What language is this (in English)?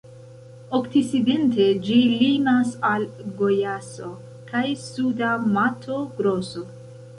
Esperanto